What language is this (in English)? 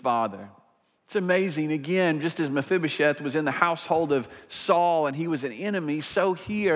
English